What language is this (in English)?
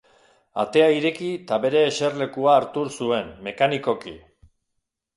Basque